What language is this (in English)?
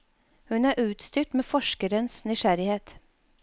Norwegian